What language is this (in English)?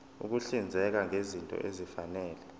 Zulu